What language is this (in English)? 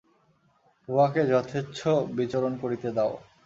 Bangla